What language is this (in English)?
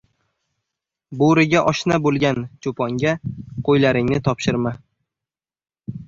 Uzbek